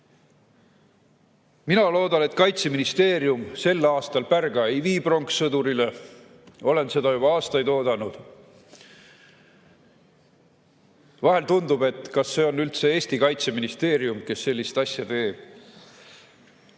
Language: Estonian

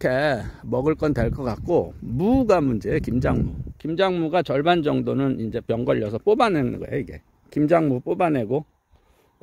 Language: Korean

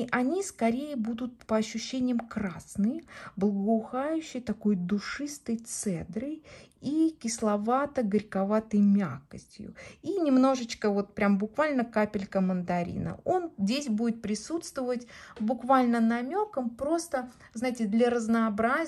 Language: Russian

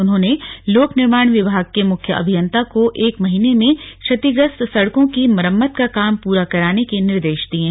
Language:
Hindi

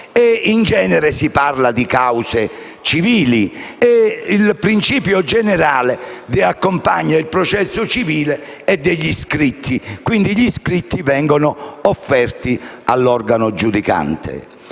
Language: Italian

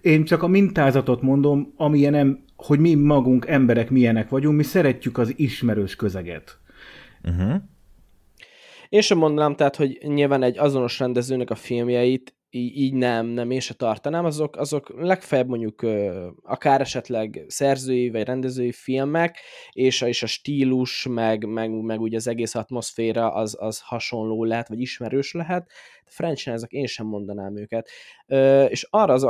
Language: Hungarian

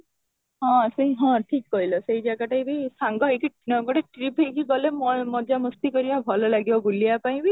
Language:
Odia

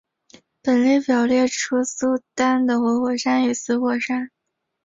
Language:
Chinese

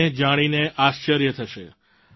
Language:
Gujarati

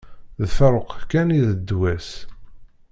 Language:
Kabyle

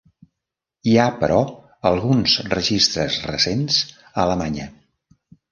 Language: Catalan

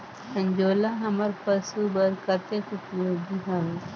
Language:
Chhattisgarhi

